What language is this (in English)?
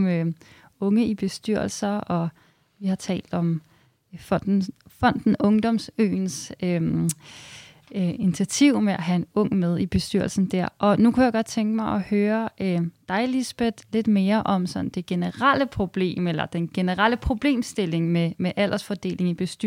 Danish